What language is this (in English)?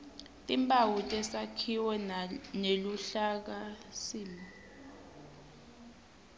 Swati